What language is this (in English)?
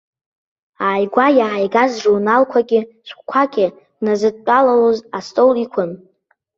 Abkhazian